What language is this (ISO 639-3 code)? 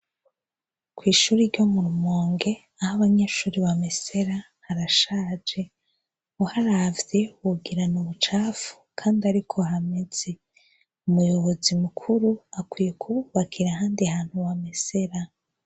run